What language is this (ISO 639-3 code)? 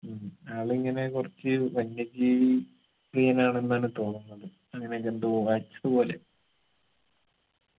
mal